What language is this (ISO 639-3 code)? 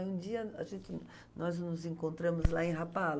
por